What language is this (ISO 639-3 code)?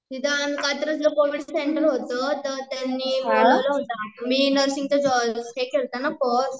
mar